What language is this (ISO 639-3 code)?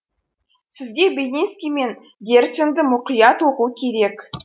kaz